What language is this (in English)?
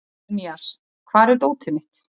Icelandic